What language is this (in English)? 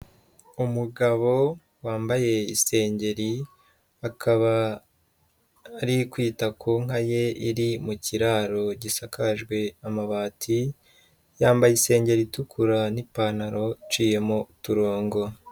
Kinyarwanda